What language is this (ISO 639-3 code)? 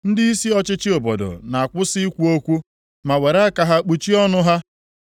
ibo